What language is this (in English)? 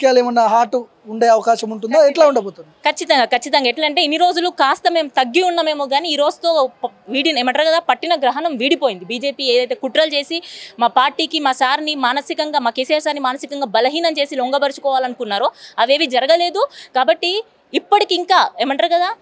Telugu